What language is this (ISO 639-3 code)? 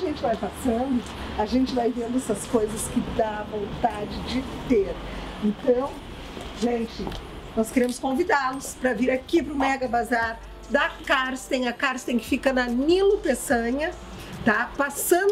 por